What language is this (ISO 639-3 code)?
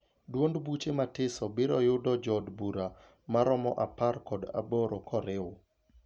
luo